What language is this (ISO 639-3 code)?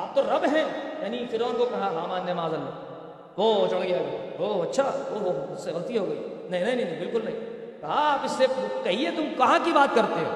urd